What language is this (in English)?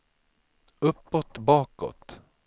Swedish